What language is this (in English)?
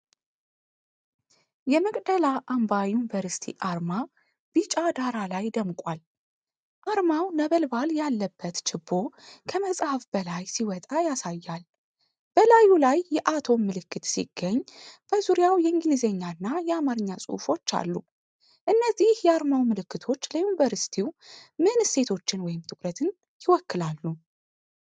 Amharic